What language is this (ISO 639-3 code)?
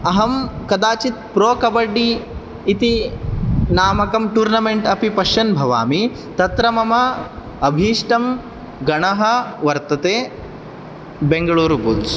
san